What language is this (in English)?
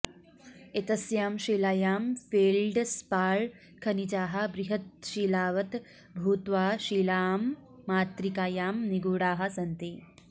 Sanskrit